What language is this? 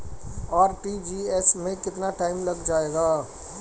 Hindi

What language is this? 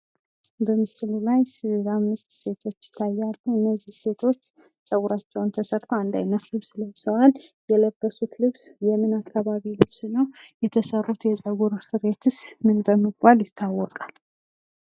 Amharic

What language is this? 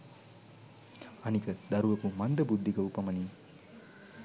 Sinhala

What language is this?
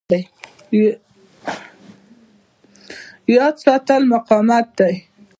Pashto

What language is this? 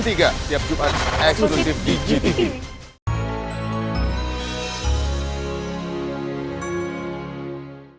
Indonesian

